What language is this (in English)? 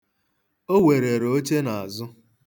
Igbo